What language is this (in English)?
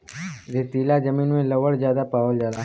Bhojpuri